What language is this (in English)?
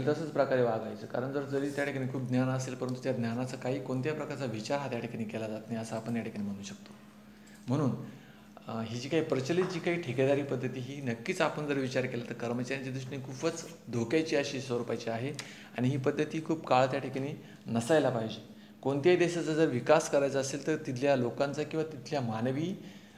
Marathi